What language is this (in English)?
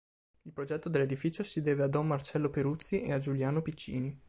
Italian